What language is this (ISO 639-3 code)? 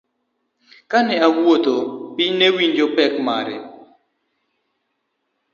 luo